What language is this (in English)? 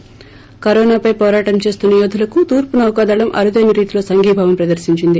Telugu